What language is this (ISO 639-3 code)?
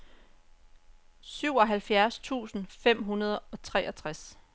dan